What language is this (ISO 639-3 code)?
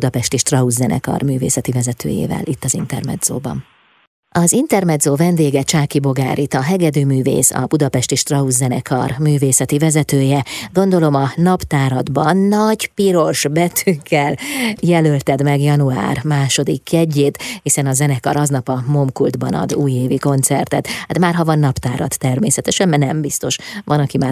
hun